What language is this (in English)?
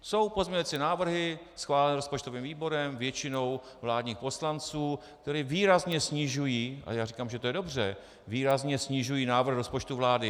Czech